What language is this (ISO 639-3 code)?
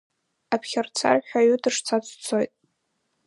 abk